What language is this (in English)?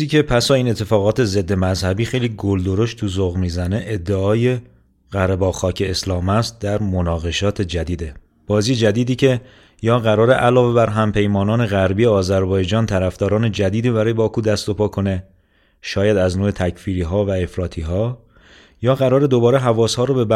Persian